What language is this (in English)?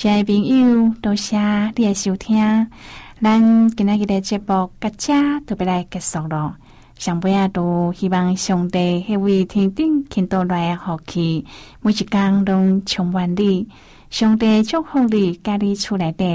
Chinese